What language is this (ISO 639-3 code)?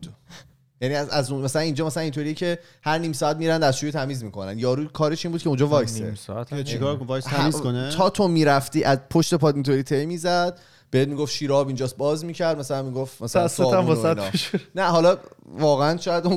fas